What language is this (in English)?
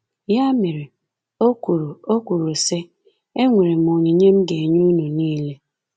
Igbo